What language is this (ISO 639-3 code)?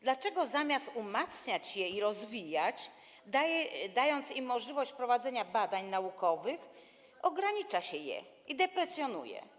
pol